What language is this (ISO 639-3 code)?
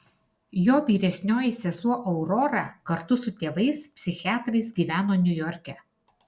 lit